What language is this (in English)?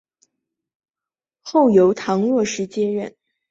Chinese